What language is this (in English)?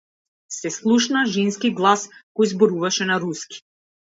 Macedonian